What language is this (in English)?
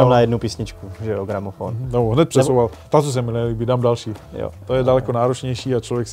Czech